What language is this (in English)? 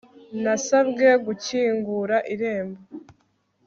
Kinyarwanda